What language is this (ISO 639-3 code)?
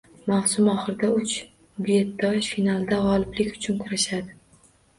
uzb